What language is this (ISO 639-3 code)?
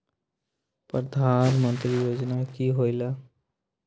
mag